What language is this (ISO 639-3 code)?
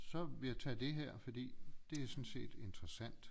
dan